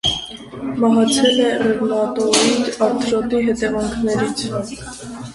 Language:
Armenian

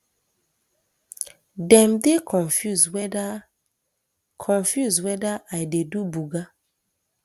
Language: Nigerian Pidgin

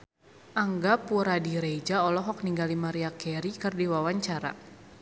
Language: Sundanese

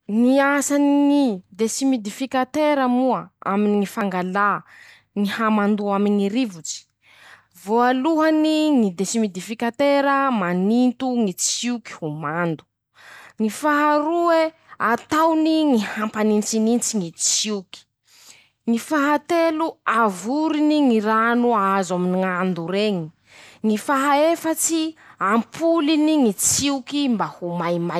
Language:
Masikoro Malagasy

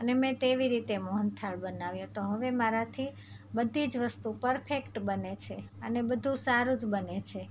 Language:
Gujarati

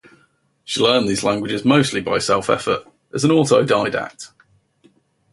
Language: English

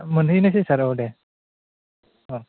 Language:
Bodo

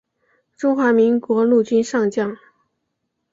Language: Chinese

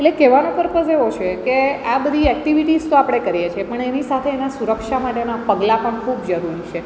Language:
Gujarati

